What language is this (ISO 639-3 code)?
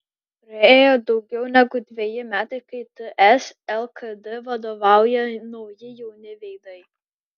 lit